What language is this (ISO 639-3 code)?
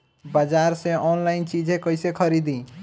bho